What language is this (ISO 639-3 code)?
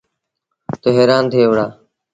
sbn